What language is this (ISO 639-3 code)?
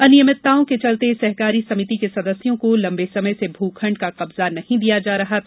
hin